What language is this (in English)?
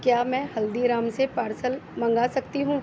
Urdu